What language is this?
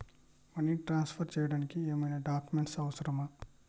Telugu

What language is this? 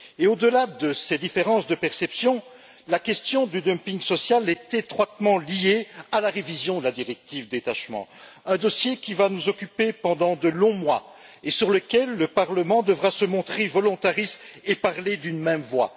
French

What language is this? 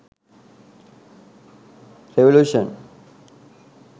Sinhala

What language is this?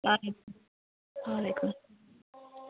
Kashmiri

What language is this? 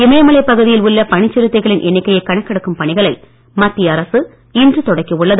Tamil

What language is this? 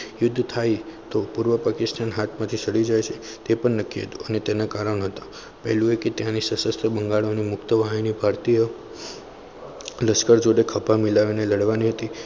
Gujarati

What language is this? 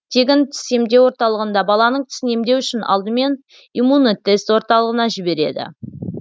Kazakh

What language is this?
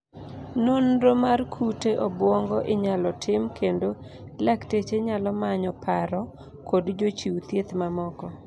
Luo (Kenya and Tanzania)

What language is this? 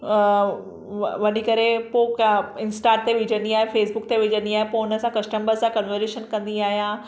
Sindhi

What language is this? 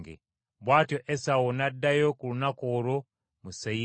Ganda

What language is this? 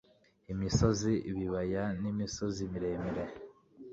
Kinyarwanda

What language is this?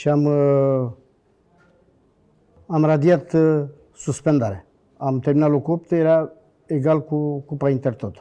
Romanian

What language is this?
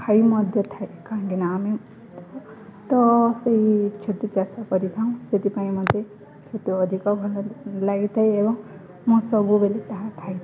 Odia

